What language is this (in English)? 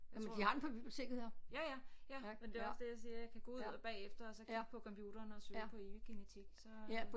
Danish